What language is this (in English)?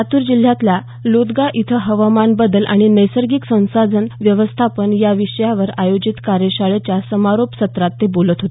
Marathi